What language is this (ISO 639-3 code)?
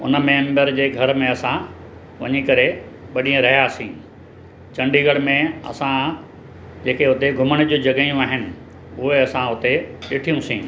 snd